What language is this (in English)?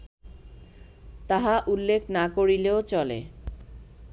Bangla